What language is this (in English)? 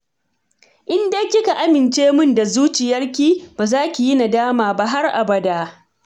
Hausa